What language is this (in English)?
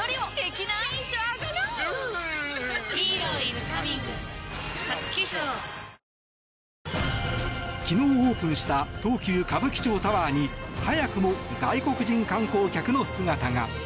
Japanese